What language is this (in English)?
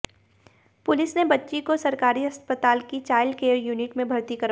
Hindi